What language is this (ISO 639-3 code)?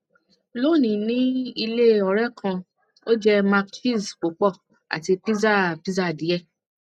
yor